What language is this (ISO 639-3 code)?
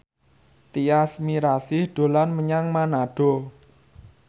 jav